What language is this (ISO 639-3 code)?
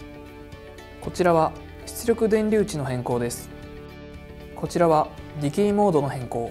jpn